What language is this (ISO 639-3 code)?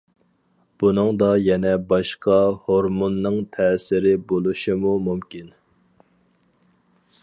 uig